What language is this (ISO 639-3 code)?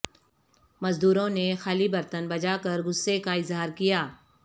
urd